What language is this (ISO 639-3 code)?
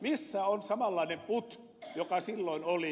fin